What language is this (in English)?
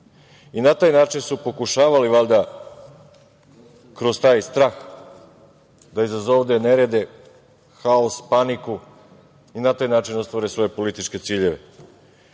Serbian